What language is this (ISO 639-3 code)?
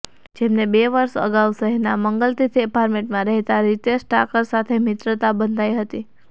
guj